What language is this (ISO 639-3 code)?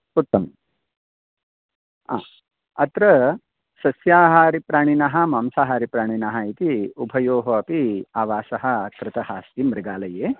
san